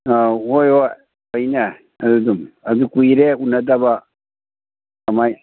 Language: Manipuri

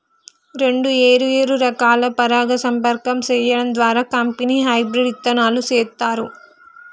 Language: Telugu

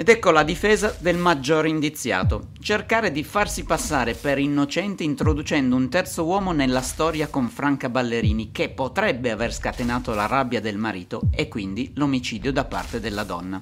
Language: Italian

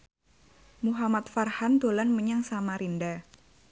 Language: Javanese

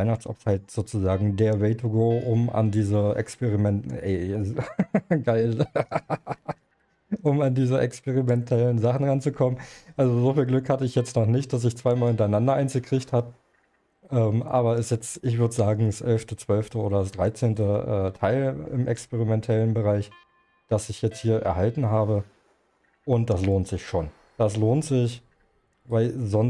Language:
German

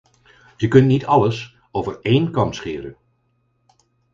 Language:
Dutch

